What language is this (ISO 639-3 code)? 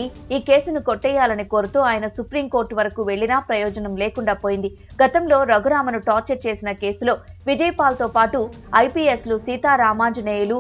tel